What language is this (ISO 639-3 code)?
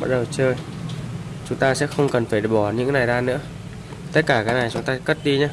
vie